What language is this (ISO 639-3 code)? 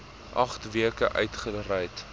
afr